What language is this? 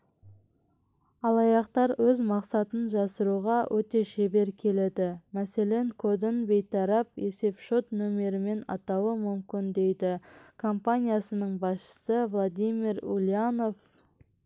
Kazakh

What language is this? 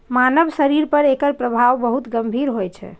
Maithili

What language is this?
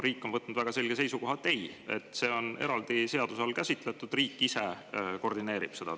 Estonian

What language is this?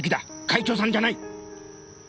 Japanese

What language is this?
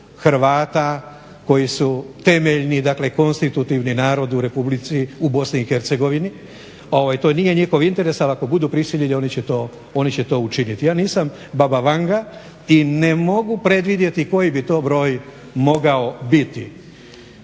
Croatian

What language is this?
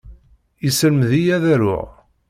Kabyle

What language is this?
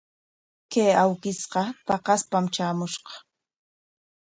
Corongo Ancash Quechua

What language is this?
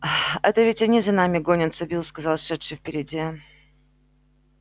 Russian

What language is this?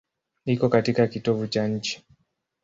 Swahili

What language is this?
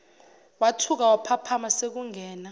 Zulu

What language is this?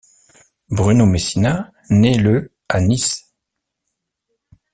French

